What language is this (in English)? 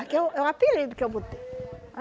Portuguese